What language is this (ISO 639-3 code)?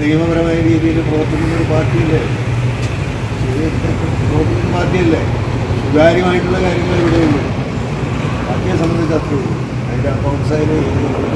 mal